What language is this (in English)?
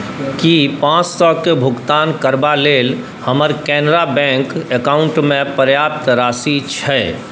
Maithili